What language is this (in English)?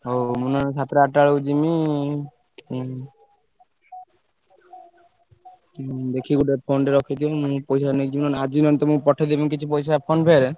Odia